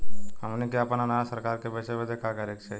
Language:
Bhojpuri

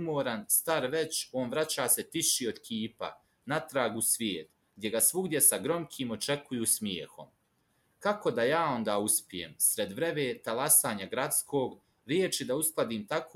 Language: Croatian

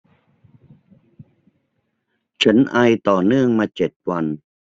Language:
Thai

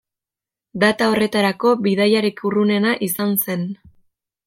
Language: Basque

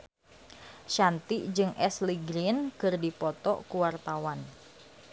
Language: Sundanese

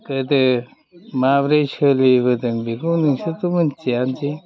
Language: Bodo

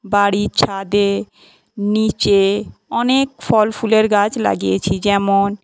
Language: Bangla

